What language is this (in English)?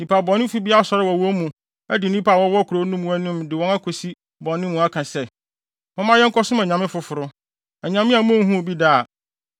Akan